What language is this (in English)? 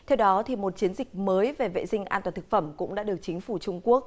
Vietnamese